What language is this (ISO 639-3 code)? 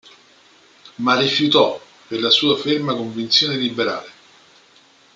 ita